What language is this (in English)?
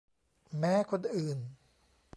Thai